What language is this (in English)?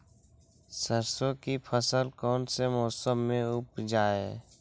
Magahi